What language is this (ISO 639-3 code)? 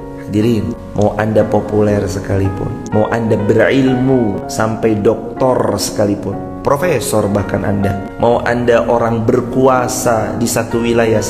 ind